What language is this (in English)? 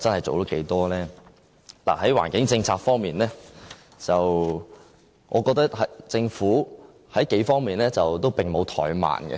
Cantonese